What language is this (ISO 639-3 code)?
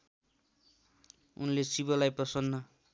nep